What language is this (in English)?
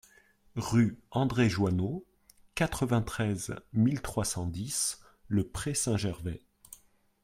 French